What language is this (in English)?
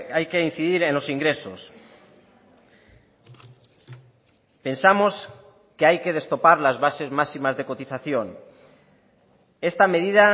Spanish